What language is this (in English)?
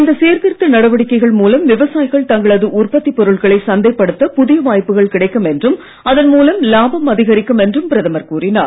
Tamil